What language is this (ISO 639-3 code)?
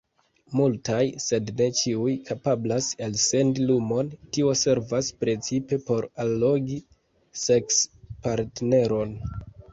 epo